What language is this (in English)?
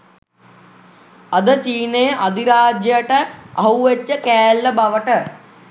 Sinhala